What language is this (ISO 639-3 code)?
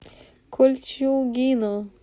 rus